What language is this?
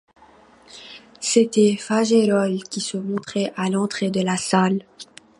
French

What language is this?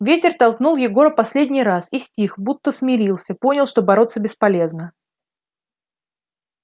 Russian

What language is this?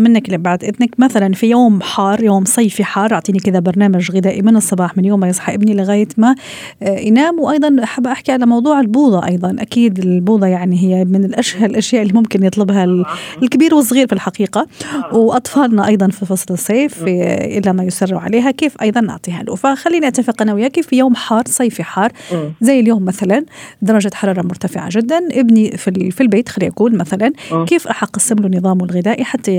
Arabic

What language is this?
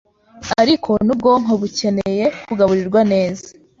Kinyarwanda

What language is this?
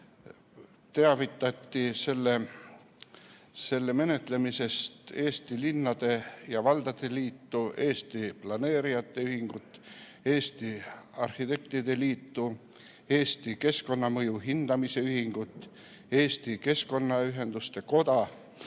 Estonian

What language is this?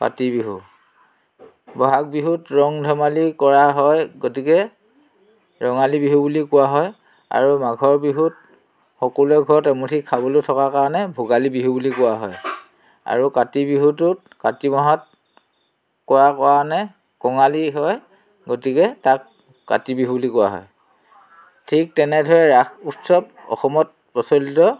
Assamese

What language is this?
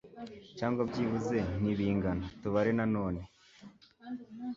Kinyarwanda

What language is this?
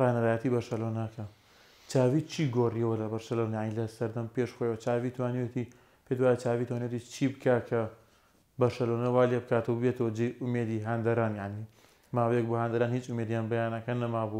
Arabic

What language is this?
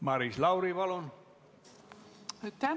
Estonian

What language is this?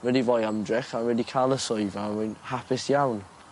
Welsh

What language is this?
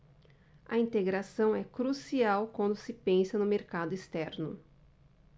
Portuguese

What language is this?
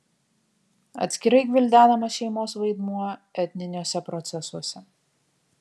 Lithuanian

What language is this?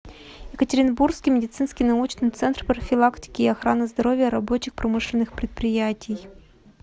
Russian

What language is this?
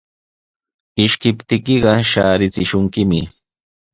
Sihuas Ancash Quechua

